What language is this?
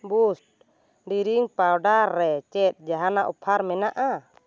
Santali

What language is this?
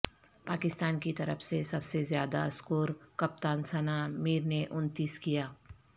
Urdu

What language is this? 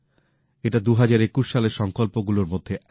Bangla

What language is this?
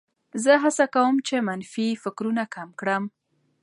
Pashto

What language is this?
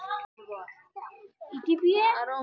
Magahi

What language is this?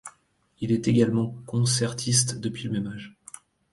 French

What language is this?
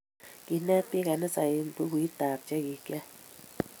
Kalenjin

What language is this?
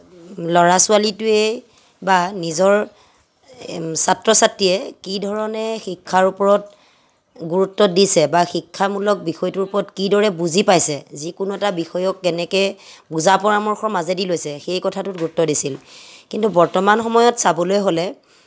Assamese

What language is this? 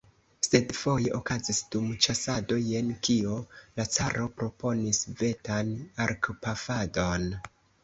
Esperanto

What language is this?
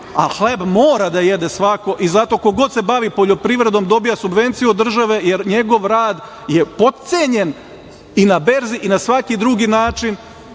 Serbian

